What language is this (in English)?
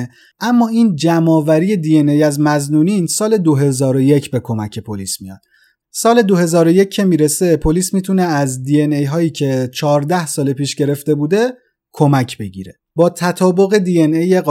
Persian